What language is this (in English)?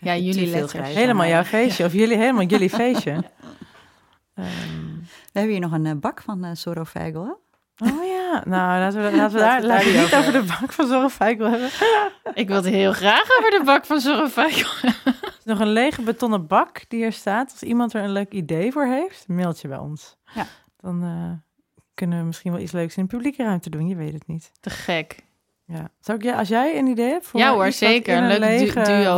Dutch